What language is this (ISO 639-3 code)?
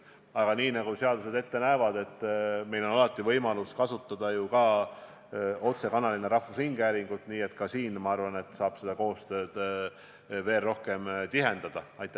est